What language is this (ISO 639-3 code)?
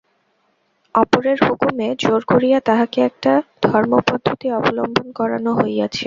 ben